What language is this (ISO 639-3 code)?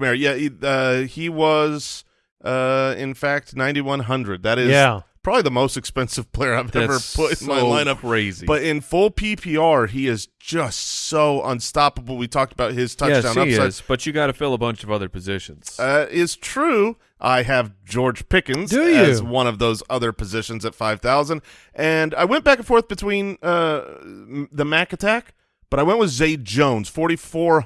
eng